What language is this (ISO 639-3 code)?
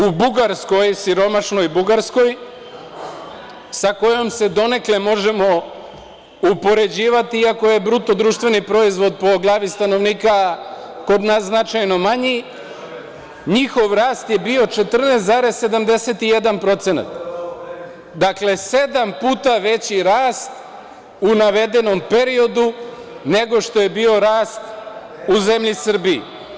srp